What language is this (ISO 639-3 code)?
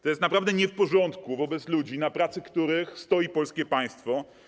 pol